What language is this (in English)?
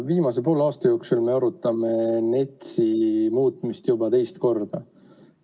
Estonian